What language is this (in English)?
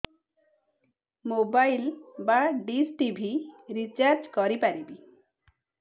Odia